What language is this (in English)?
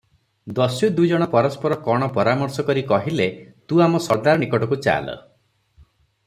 Odia